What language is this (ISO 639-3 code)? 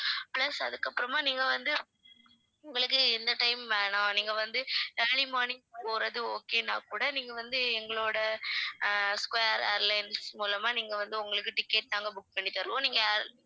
tam